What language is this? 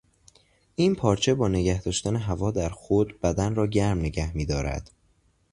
Persian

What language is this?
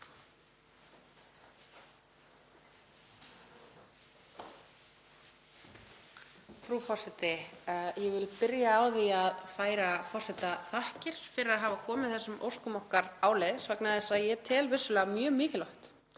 Icelandic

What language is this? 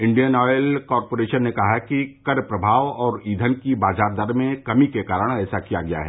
Hindi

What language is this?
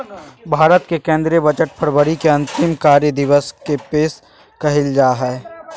Magahi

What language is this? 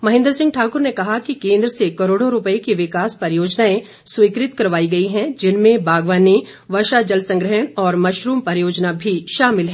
Hindi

